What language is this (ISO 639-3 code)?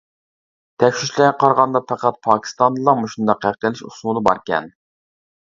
uig